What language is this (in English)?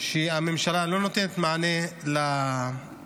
Hebrew